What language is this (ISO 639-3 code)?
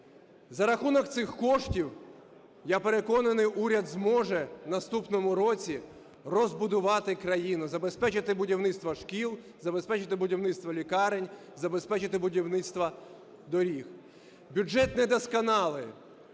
ukr